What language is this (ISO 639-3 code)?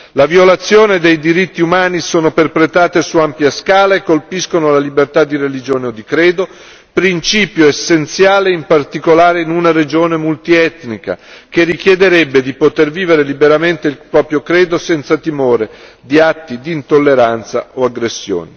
ita